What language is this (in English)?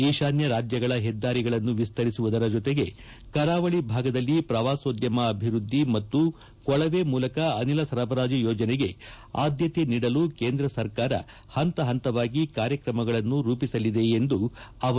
Kannada